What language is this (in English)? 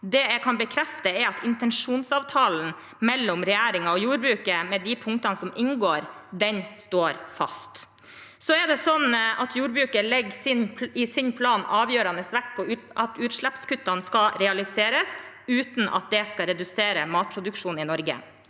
Norwegian